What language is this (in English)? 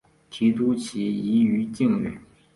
Chinese